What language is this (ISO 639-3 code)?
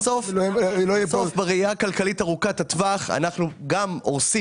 heb